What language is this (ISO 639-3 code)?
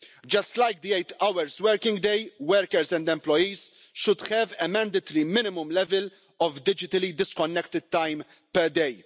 eng